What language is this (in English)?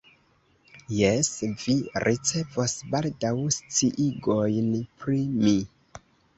Esperanto